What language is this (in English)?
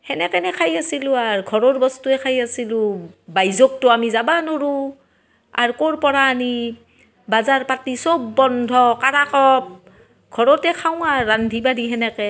Assamese